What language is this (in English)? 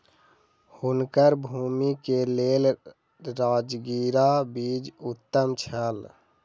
Maithili